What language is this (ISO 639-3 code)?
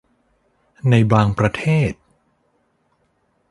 tha